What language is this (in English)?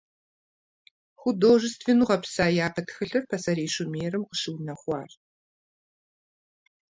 Kabardian